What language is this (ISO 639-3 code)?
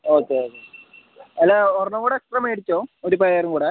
mal